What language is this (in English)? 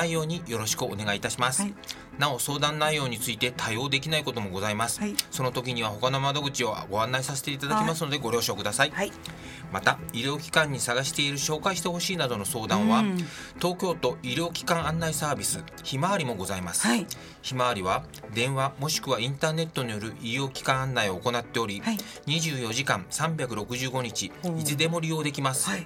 Japanese